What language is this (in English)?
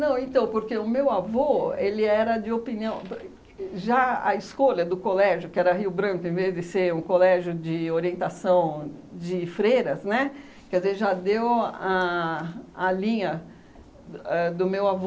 Portuguese